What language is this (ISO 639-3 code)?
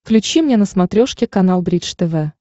rus